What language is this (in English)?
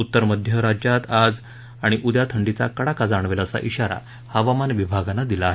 Marathi